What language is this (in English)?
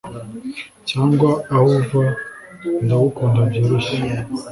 Kinyarwanda